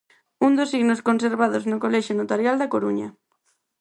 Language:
Galician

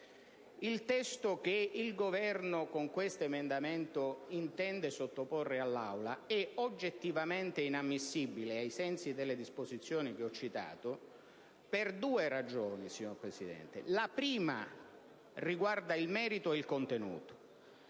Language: Italian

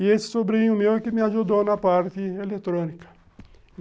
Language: Portuguese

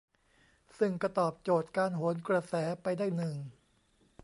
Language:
Thai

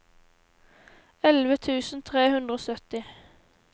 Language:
Norwegian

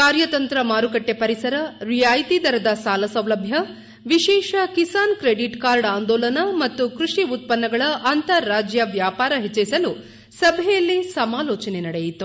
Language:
Kannada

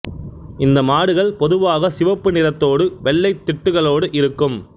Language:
Tamil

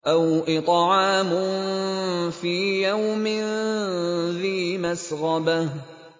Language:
Arabic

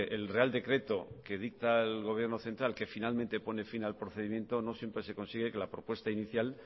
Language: Spanish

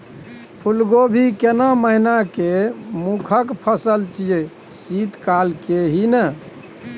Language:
Maithili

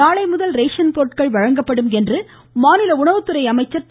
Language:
Tamil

